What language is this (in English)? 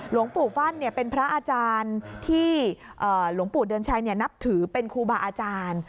Thai